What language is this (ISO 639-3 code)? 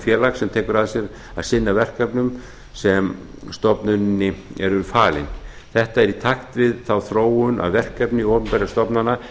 isl